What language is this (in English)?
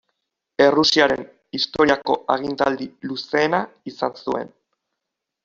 Basque